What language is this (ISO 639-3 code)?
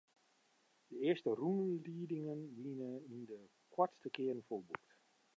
fry